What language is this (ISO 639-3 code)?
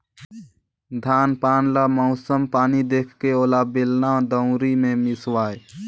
hne